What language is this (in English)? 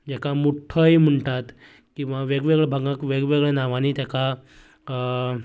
Konkani